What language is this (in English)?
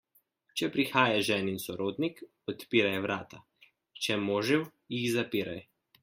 Slovenian